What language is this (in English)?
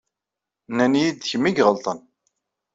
Kabyle